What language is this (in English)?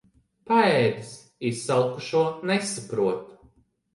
Latvian